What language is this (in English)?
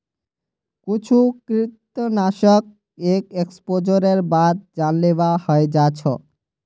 Magahi